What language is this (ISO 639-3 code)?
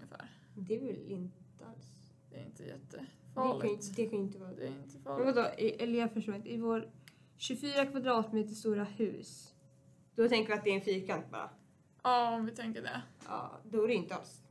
swe